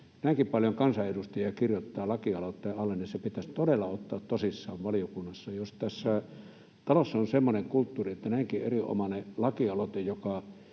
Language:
Finnish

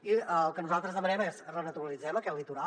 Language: Catalan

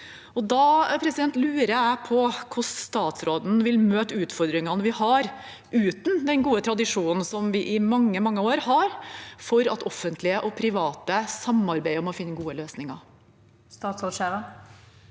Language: Norwegian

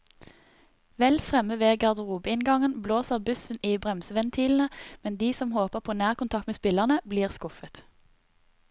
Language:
Norwegian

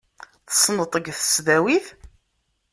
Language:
Kabyle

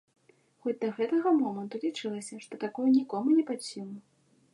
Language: Belarusian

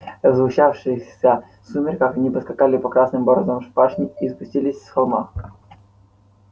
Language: Russian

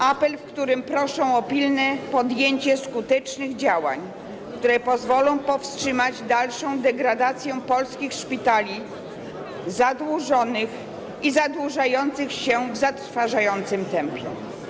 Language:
Polish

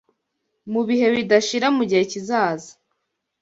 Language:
Kinyarwanda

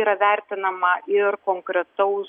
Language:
Lithuanian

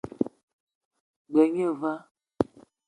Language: Eton (Cameroon)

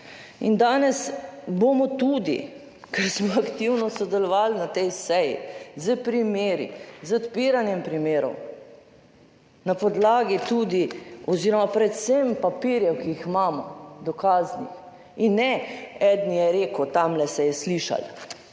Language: Slovenian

